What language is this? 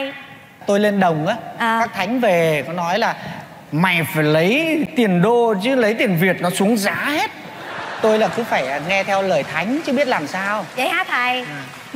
Vietnamese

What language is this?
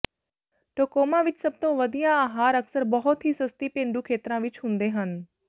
Punjabi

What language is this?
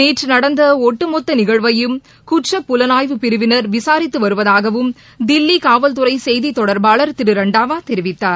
Tamil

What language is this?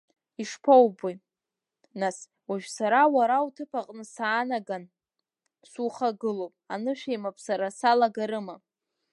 Abkhazian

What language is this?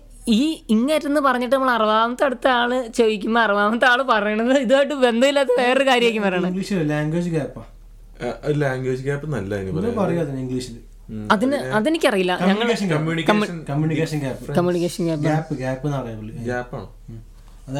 Malayalam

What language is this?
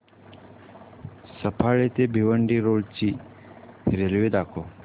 Marathi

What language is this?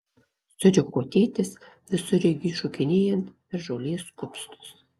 Lithuanian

